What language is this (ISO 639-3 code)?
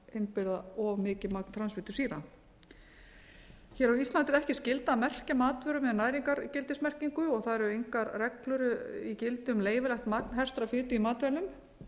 isl